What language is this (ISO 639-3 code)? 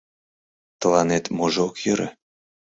chm